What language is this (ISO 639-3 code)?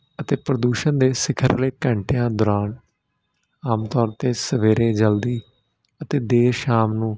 pan